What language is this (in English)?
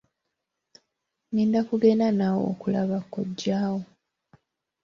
Ganda